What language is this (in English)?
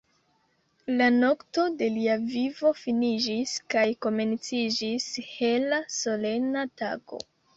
Esperanto